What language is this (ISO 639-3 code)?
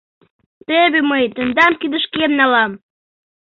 chm